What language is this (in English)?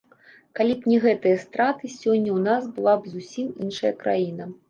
Belarusian